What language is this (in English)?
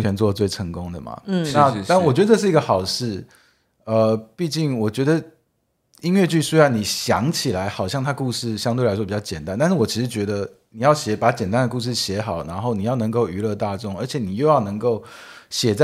Chinese